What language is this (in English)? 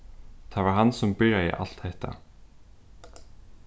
Faroese